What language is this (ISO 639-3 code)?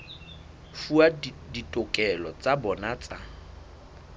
sot